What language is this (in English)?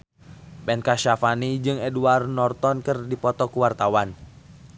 Sundanese